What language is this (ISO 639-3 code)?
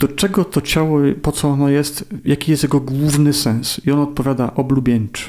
pol